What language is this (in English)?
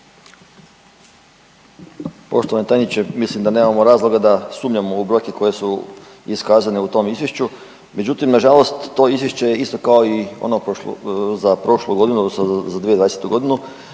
Croatian